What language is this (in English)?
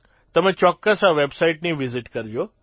Gujarati